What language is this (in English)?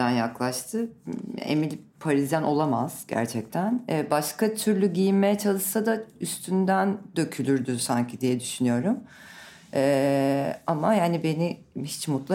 Turkish